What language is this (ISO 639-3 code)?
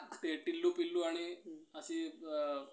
mar